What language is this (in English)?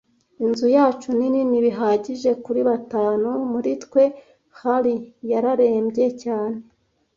Kinyarwanda